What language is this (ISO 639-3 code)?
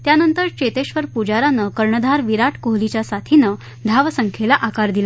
mar